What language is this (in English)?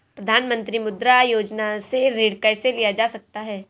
Hindi